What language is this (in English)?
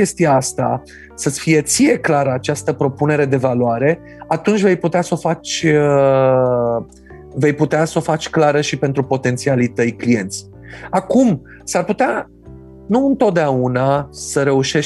Romanian